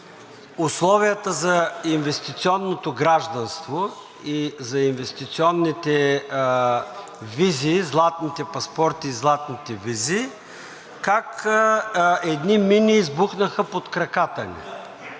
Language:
Bulgarian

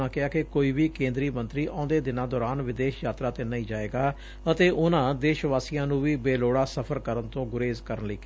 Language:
Punjabi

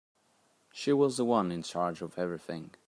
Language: English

